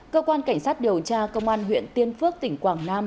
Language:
Vietnamese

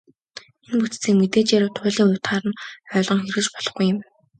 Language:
Mongolian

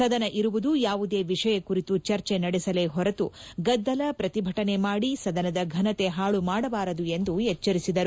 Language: Kannada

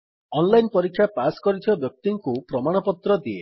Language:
Odia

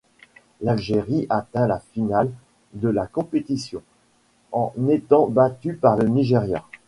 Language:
French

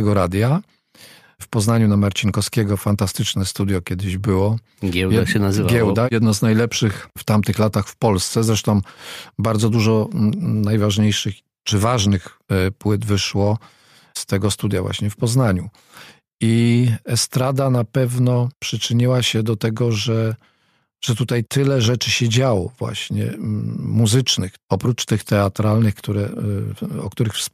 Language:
Polish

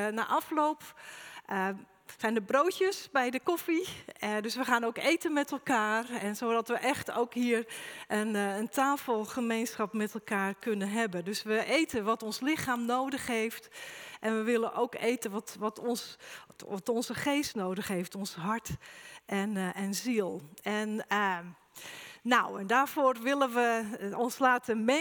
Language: Dutch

